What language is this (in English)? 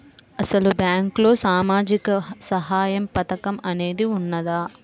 Telugu